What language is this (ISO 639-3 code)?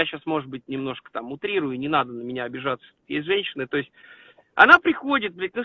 rus